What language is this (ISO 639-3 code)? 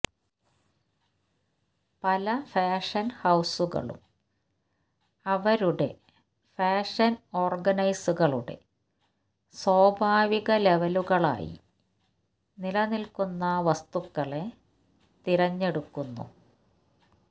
mal